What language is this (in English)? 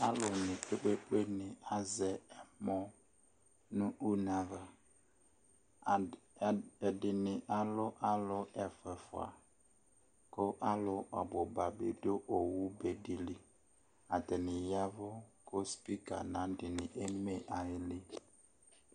Ikposo